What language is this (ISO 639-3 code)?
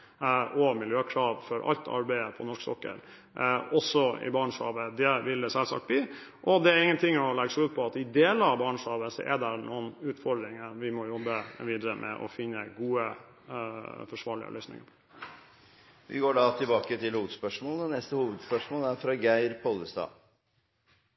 nor